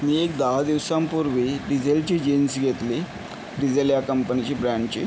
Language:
Marathi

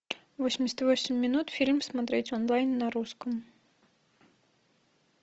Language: Russian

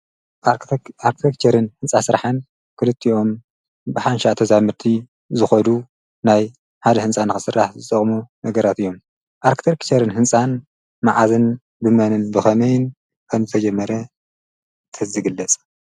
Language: Tigrinya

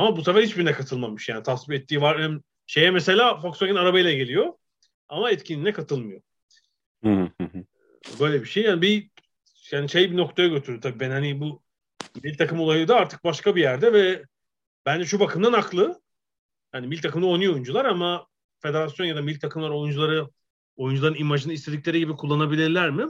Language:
Turkish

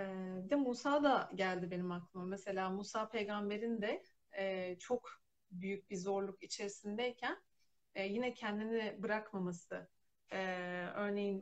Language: Turkish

